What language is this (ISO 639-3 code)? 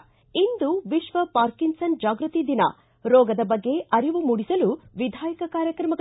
kan